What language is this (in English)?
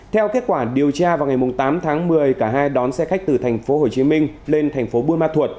Vietnamese